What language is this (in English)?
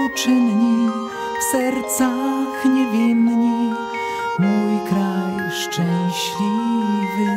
Polish